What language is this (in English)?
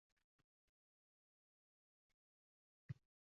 Uzbek